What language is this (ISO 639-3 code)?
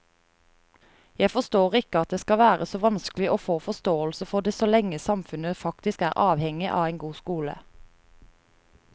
nor